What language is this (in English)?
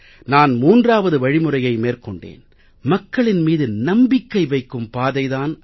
Tamil